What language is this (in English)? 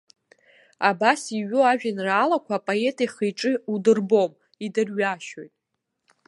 Abkhazian